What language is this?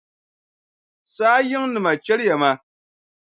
Dagbani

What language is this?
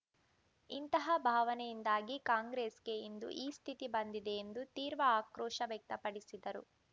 Kannada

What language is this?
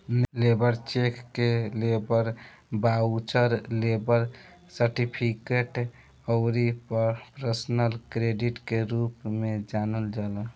Bhojpuri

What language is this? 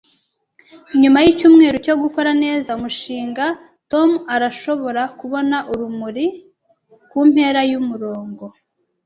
Kinyarwanda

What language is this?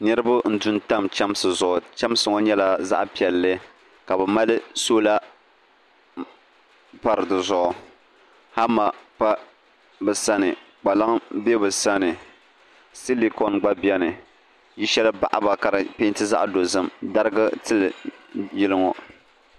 Dagbani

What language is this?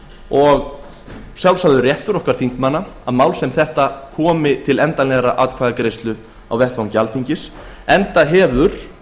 Icelandic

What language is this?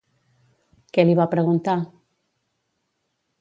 Catalan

